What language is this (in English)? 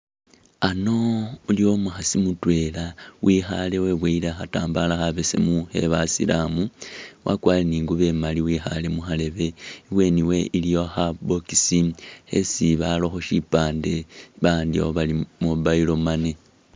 Masaaba